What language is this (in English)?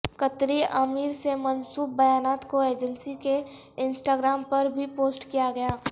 Urdu